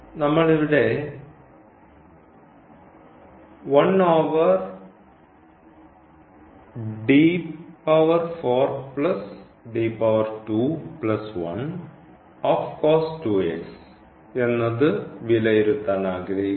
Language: Malayalam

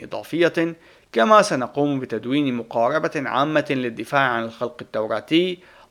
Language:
Arabic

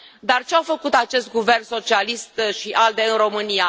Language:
Romanian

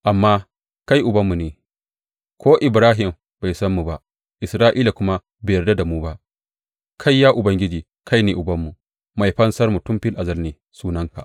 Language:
Hausa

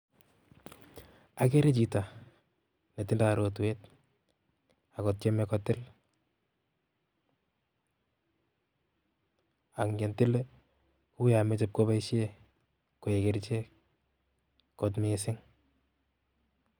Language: Kalenjin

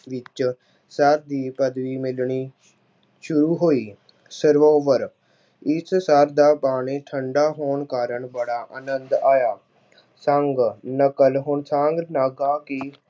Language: Punjabi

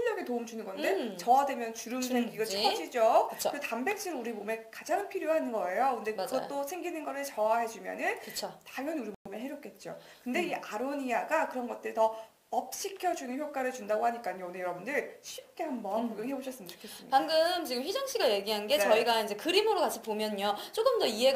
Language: Korean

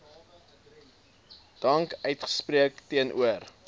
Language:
Afrikaans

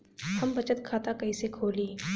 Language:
Bhojpuri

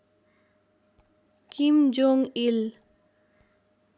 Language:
Nepali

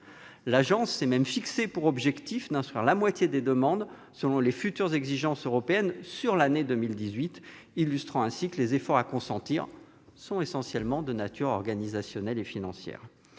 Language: French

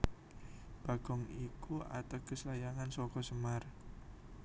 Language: Javanese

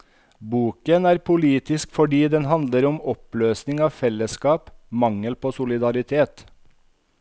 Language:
Norwegian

